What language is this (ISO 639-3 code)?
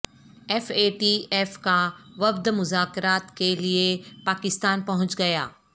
urd